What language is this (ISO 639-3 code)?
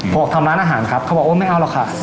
tha